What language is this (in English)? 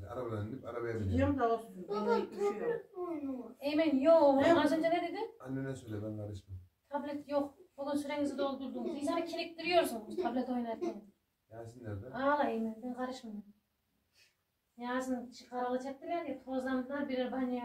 Turkish